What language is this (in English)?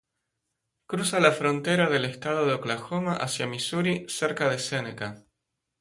Spanish